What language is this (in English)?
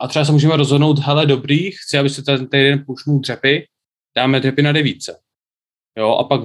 Czech